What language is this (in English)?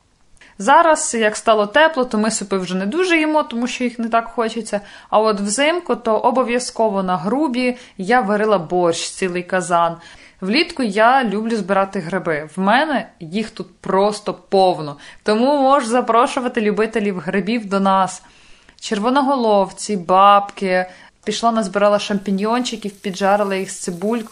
Ukrainian